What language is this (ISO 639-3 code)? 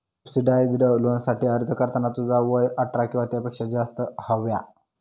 mar